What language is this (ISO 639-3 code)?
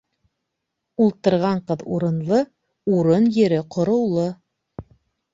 bak